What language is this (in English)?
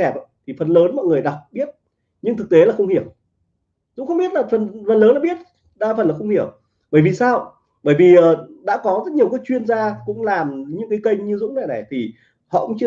Vietnamese